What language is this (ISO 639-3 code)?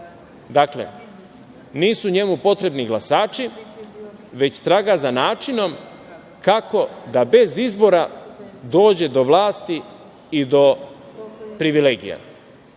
srp